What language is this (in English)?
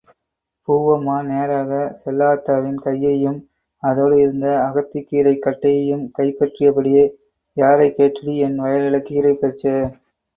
Tamil